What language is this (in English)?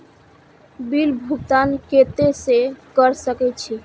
Maithili